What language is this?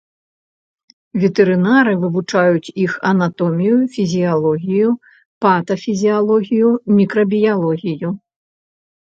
Belarusian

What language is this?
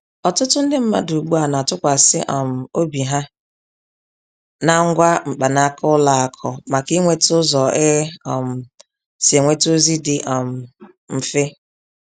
Igbo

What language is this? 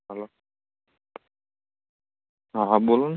Gujarati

